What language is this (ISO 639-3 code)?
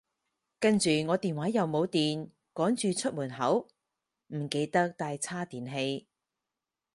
yue